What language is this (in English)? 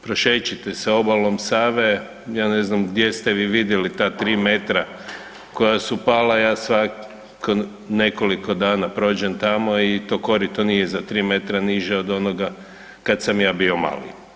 Croatian